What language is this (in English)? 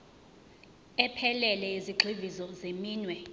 Zulu